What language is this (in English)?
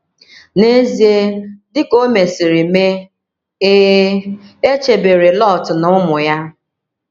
Igbo